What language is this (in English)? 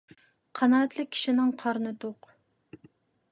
Uyghur